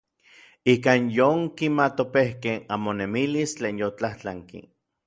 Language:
Orizaba Nahuatl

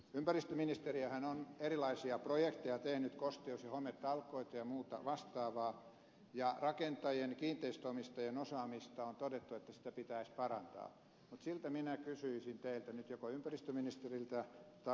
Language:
Finnish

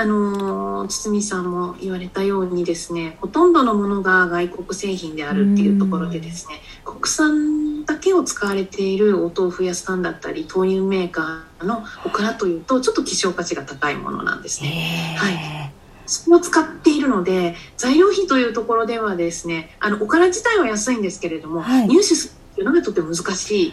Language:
Japanese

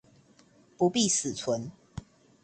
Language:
Chinese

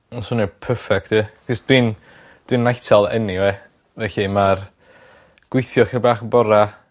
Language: Welsh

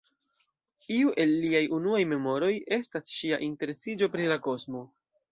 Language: Esperanto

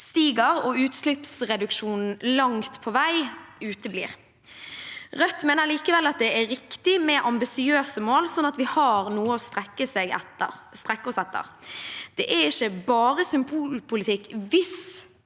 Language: Norwegian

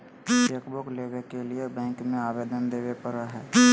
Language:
Magahi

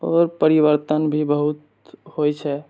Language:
Maithili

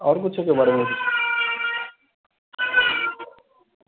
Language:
Maithili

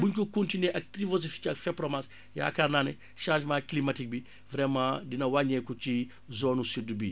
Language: Wolof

